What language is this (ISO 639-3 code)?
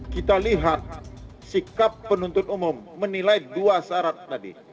ind